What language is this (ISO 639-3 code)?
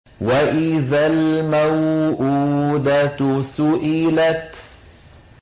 ara